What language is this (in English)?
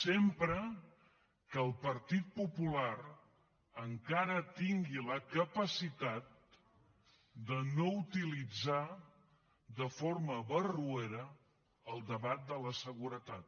Catalan